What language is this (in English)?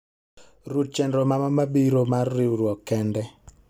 Luo (Kenya and Tanzania)